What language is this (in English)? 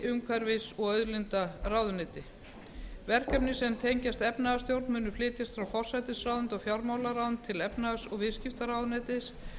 Icelandic